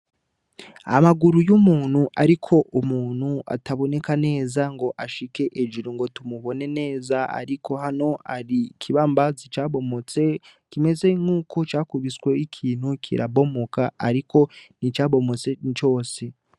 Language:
Rundi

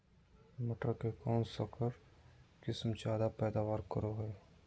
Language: Magahi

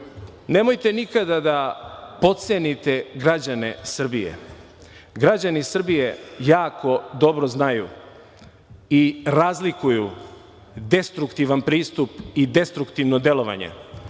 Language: Serbian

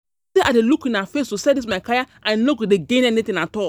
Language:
Nigerian Pidgin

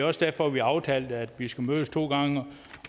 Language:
Danish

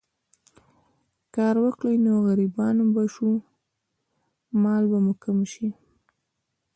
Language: Pashto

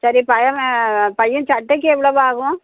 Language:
Tamil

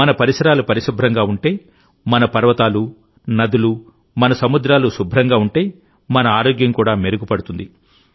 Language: Telugu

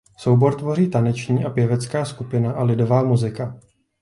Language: Czech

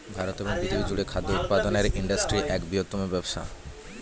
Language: Bangla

